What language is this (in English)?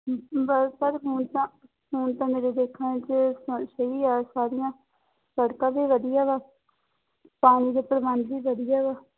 Punjabi